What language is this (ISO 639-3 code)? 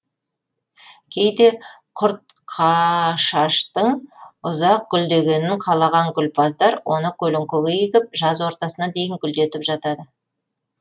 kaz